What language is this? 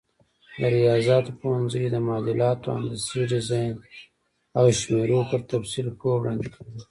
Pashto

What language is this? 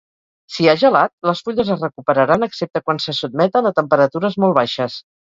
Catalan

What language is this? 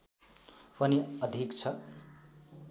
Nepali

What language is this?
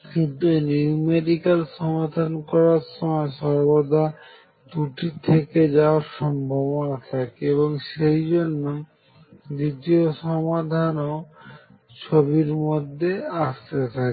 Bangla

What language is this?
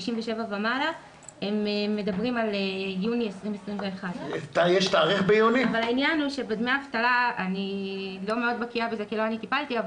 Hebrew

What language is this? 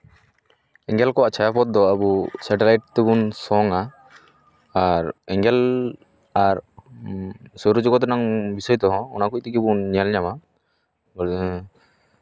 Santali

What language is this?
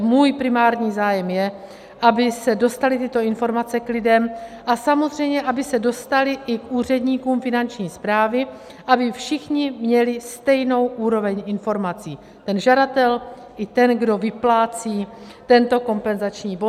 Czech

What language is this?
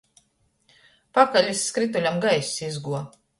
Latgalian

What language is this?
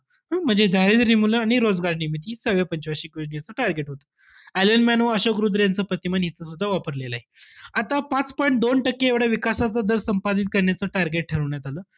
Marathi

